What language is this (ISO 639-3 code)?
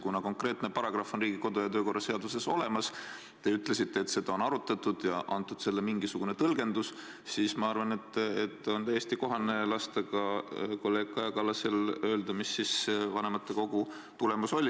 est